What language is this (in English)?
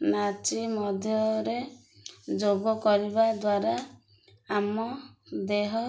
Odia